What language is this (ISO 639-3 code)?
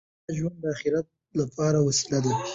pus